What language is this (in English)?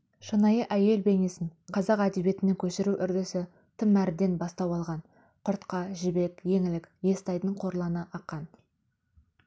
Kazakh